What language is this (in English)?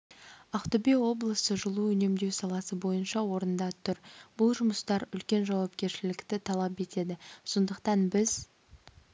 Kazakh